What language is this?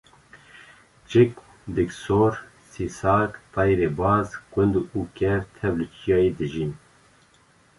Kurdish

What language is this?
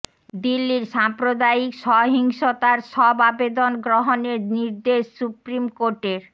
Bangla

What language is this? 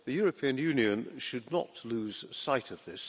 English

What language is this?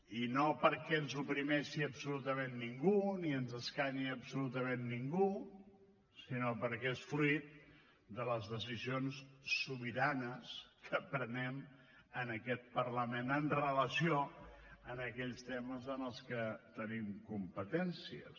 Catalan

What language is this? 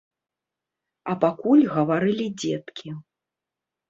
Belarusian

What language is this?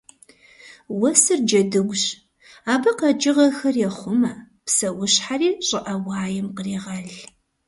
Kabardian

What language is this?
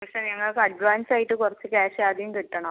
Malayalam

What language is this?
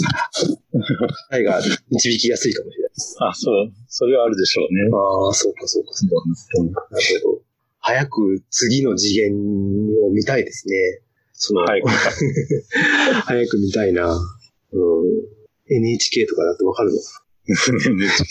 Japanese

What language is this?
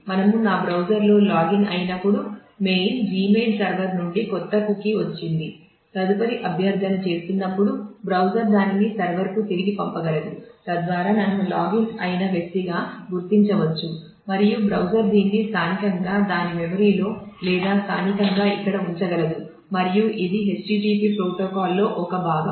Telugu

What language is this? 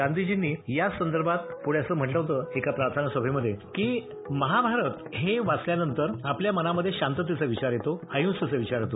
Marathi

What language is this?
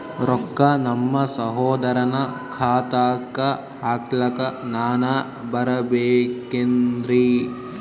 Kannada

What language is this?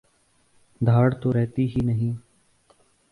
Urdu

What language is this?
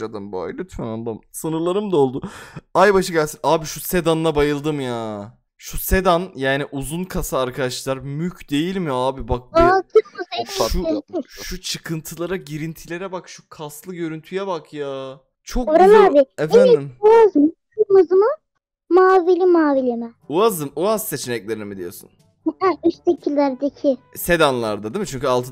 Turkish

